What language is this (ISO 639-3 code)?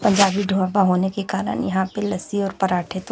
hin